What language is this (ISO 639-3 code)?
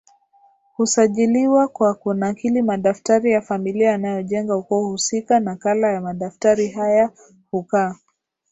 swa